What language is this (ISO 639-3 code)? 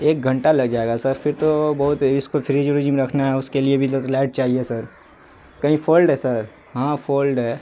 urd